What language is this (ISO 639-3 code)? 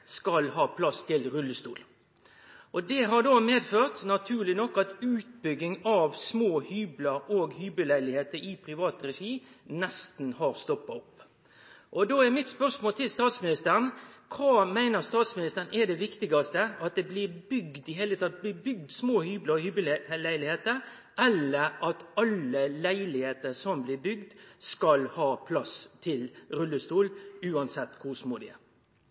nno